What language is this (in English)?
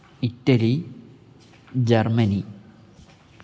Sanskrit